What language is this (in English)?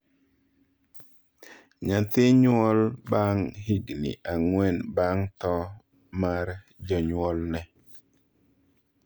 Luo (Kenya and Tanzania)